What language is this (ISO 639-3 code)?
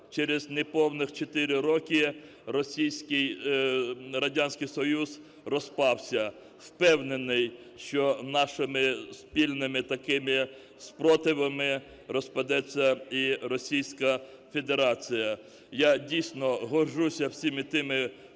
ukr